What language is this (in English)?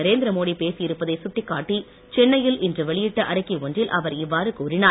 Tamil